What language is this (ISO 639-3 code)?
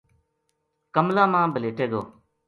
gju